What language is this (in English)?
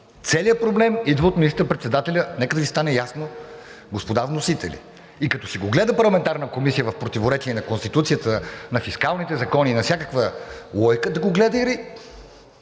Bulgarian